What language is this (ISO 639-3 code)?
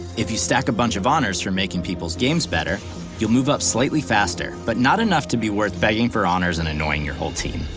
eng